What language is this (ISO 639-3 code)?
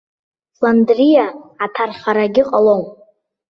abk